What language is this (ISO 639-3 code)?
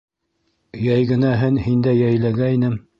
bak